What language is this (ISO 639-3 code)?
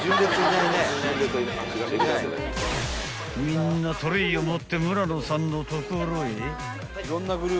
jpn